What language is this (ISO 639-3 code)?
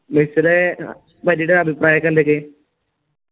mal